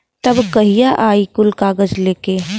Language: Bhojpuri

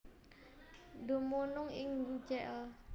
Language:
Javanese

